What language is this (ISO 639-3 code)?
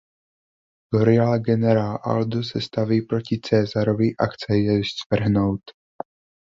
ces